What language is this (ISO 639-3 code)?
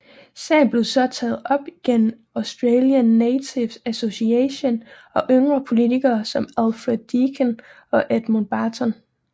dan